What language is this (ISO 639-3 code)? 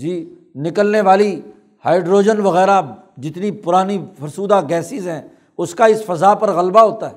urd